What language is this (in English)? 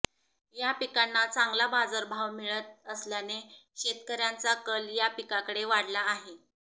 Marathi